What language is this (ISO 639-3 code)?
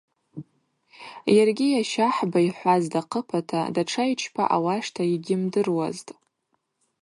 abq